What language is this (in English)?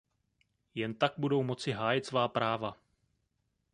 Czech